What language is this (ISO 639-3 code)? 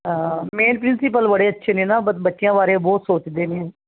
pan